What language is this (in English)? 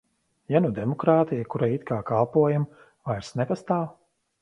Latvian